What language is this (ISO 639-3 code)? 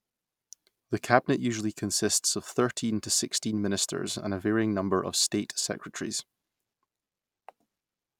eng